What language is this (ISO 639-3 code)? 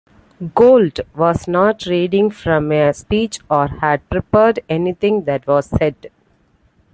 eng